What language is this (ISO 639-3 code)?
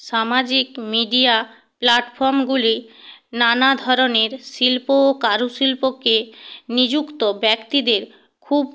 ben